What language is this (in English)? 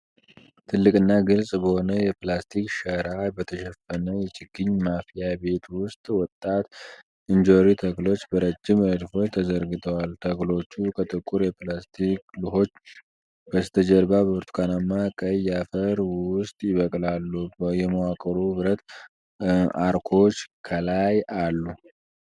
Amharic